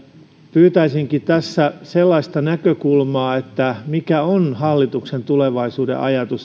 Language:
Finnish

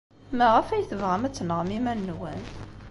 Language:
Kabyle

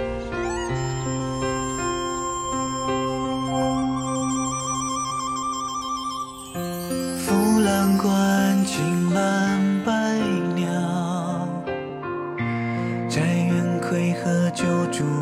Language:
Chinese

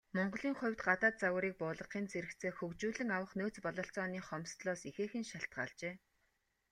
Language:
Mongolian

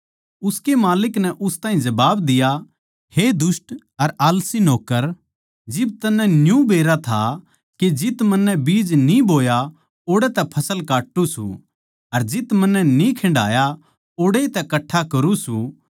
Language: Haryanvi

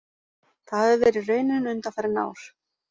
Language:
Icelandic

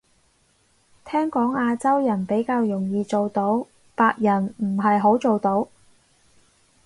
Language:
Cantonese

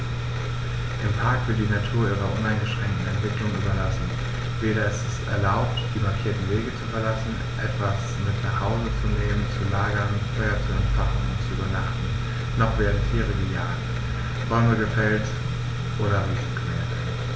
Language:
German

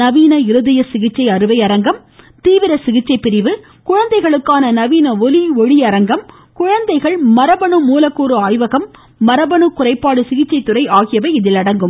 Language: Tamil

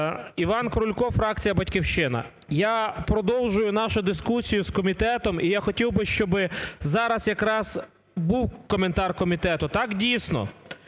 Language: Ukrainian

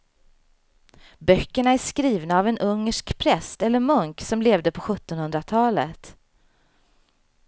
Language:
Swedish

